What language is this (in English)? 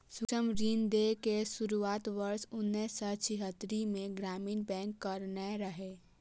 Maithili